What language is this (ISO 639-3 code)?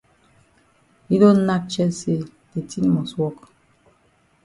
wes